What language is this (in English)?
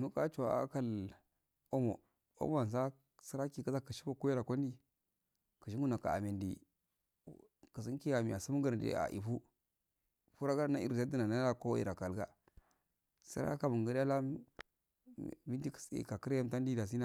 Afade